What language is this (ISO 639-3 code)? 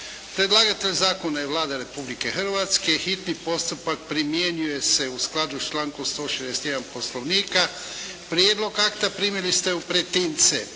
hrv